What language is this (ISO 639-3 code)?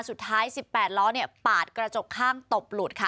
tha